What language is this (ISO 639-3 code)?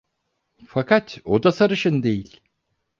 tur